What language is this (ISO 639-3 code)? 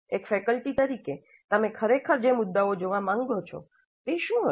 guj